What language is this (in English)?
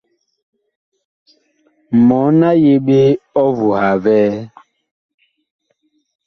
Bakoko